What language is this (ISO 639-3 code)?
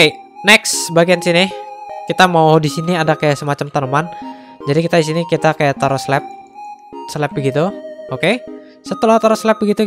ind